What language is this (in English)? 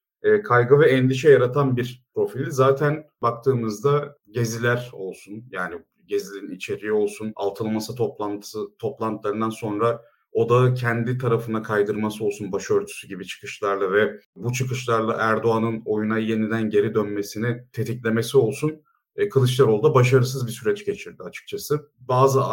Turkish